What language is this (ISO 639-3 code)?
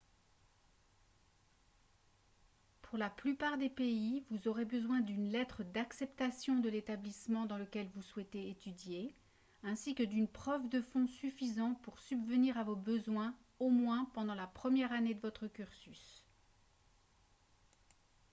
fra